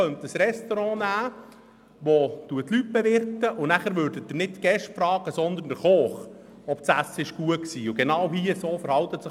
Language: Swiss German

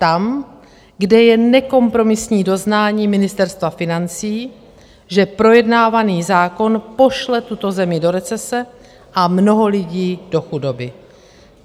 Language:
Czech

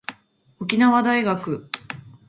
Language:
Japanese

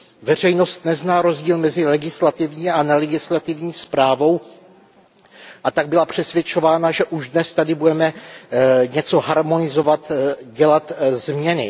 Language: Czech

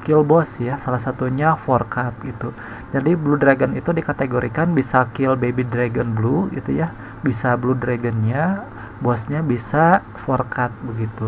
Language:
Indonesian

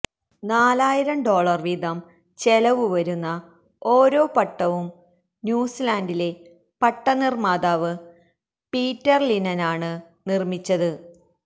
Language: Malayalam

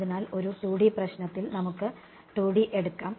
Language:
Malayalam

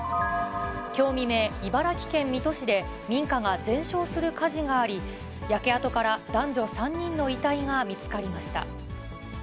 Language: Japanese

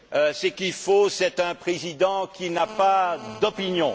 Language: French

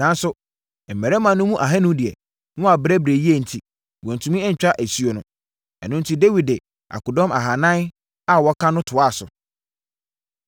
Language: Akan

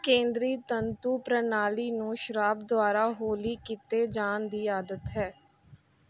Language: Punjabi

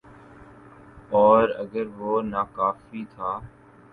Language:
Urdu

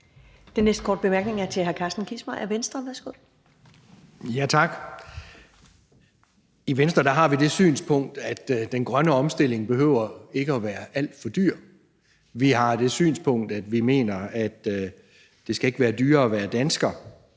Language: Danish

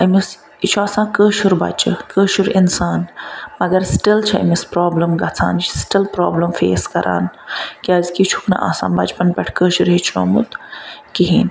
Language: Kashmiri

